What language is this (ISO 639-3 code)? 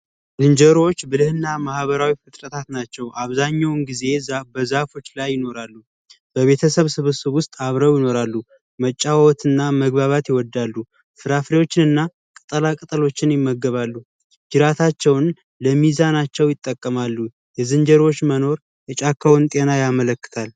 amh